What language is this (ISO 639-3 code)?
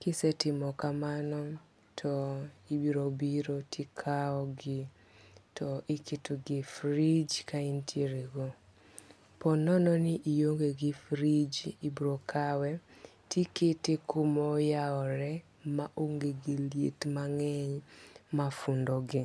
luo